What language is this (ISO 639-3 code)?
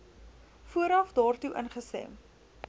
afr